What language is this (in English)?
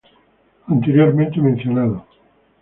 Spanish